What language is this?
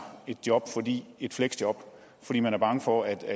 Danish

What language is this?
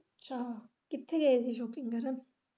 Punjabi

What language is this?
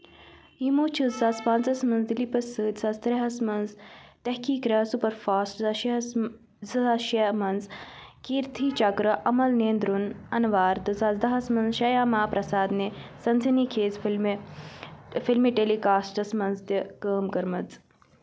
Kashmiri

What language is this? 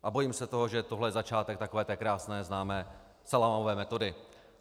Czech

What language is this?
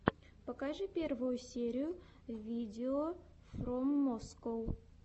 Russian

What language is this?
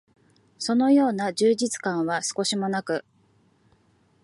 Japanese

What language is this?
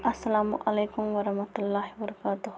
Kashmiri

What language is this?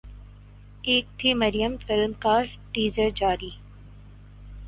Urdu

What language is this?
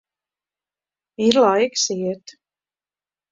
Latvian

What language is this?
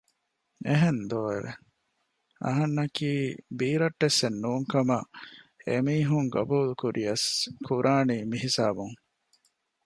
Divehi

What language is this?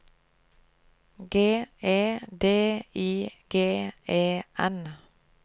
Norwegian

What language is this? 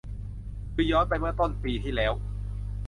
Thai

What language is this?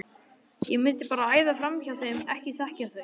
Icelandic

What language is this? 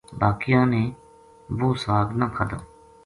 Gujari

